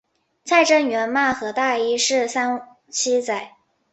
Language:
Chinese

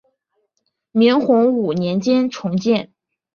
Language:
Chinese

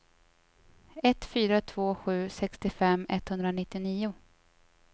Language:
Swedish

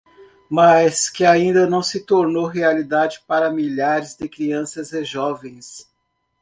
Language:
Portuguese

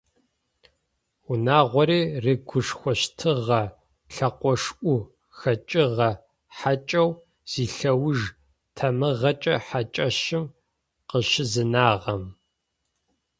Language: Adyghe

